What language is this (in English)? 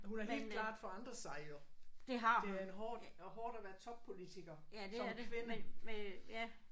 Danish